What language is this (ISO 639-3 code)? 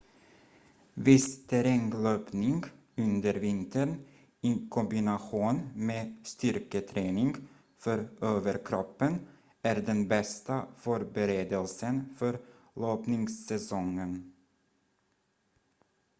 swe